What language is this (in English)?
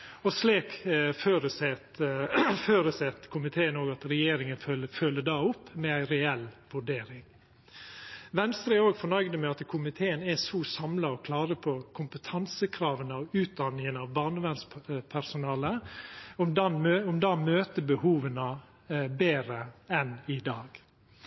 Norwegian Nynorsk